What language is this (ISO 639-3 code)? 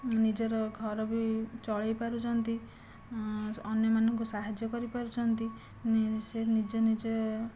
ori